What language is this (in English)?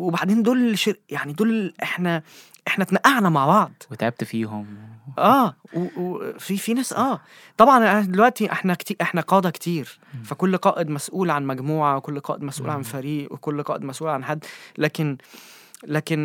Arabic